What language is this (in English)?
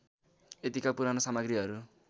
Nepali